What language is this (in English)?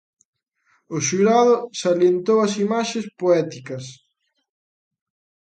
Galician